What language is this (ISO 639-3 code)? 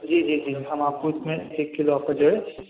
urd